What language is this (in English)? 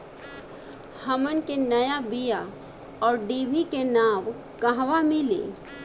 Bhojpuri